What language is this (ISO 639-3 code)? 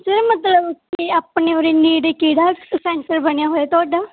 pan